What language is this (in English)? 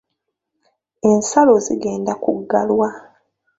Ganda